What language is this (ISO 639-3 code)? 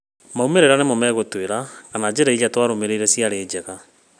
kik